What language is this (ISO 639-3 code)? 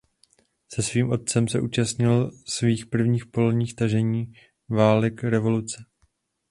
ces